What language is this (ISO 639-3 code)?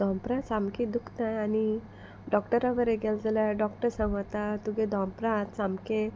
kok